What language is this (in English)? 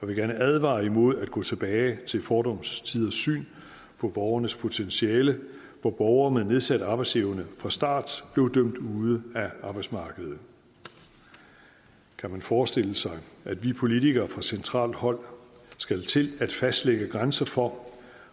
Danish